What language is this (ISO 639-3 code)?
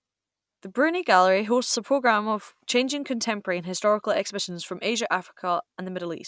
eng